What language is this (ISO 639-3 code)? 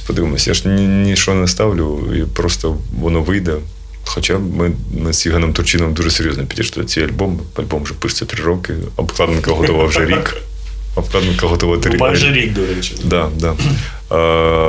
ukr